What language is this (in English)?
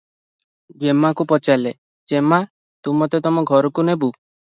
Odia